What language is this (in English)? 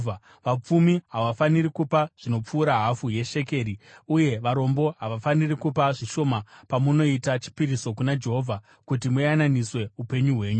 Shona